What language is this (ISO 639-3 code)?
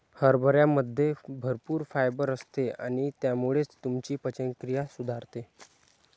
mar